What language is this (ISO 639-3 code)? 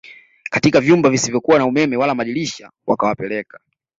swa